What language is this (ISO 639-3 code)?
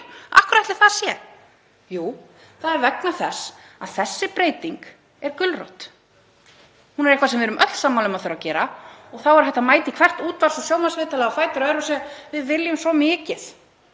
isl